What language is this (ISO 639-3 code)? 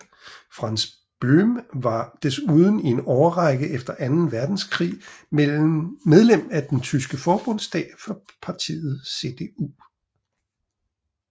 dan